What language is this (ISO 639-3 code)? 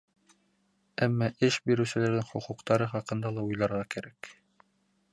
bak